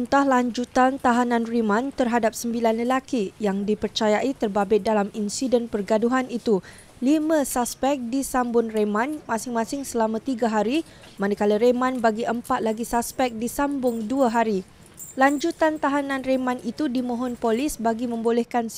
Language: Malay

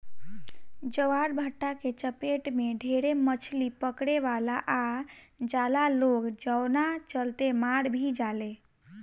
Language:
Bhojpuri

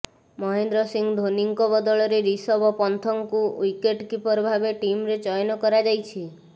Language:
Odia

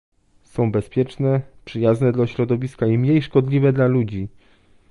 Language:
Polish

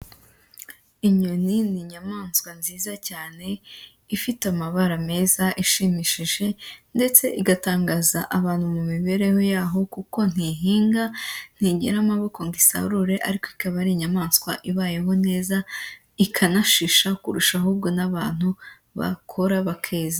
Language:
Kinyarwanda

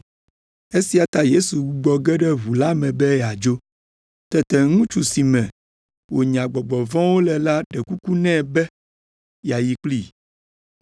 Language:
Ewe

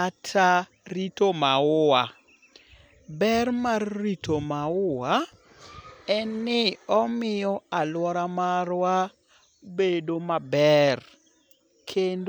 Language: Luo (Kenya and Tanzania)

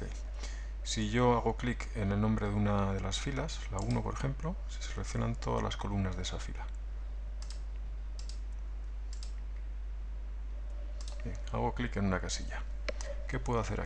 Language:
Spanish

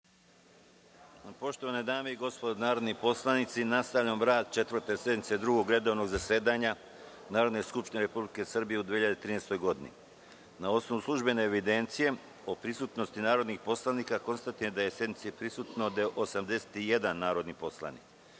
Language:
Serbian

